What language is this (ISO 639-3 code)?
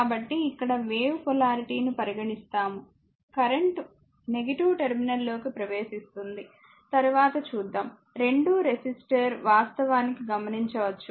tel